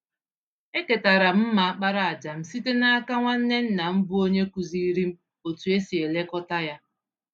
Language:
Igbo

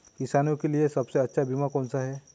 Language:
Hindi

